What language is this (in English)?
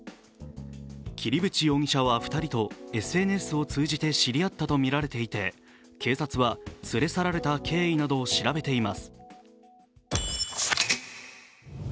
Japanese